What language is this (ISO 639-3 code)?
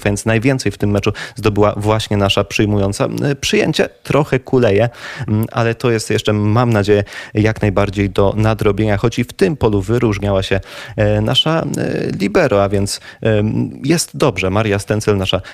pol